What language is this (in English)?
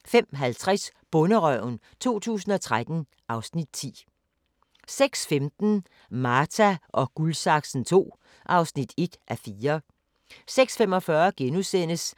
Danish